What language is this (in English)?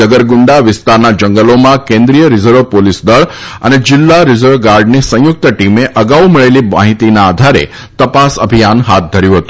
Gujarati